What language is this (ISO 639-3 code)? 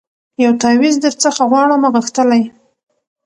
pus